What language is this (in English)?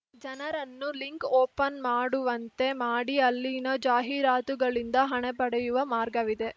Kannada